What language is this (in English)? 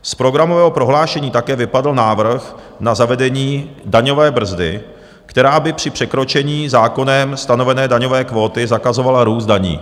Czech